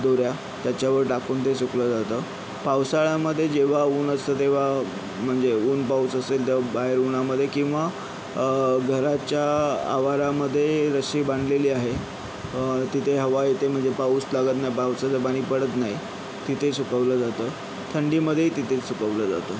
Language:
Marathi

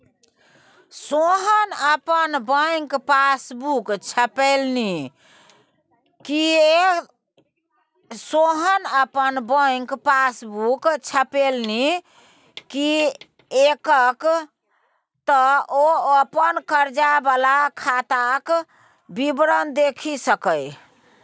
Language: Maithili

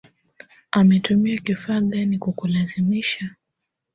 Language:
Swahili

